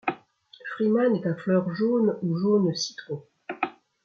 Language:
French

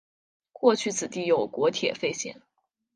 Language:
Chinese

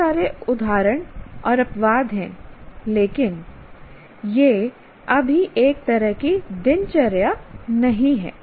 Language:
Hindi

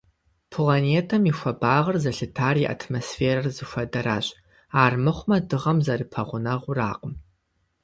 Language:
Kabardian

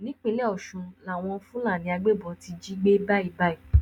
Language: Yoruba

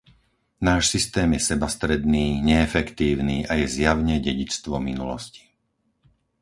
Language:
Slovak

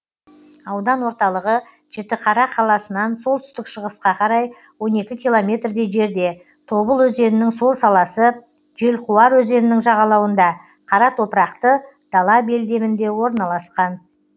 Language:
Kazakh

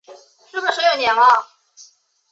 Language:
Chinese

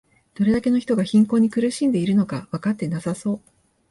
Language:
Japanese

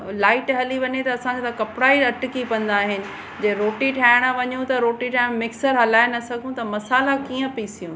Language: Sindhi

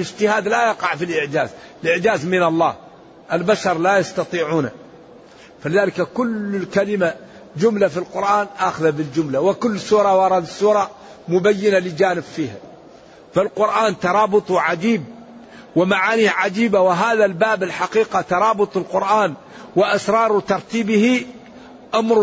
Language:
Arabic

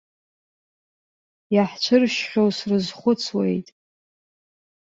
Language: Abkhazian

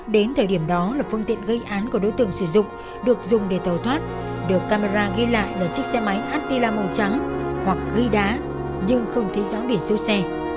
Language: Vietnamese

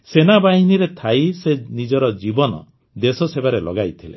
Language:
Odia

